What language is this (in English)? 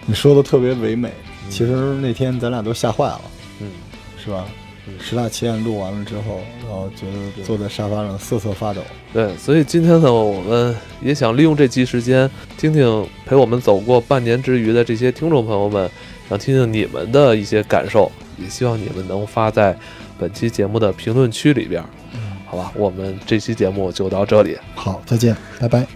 Chinese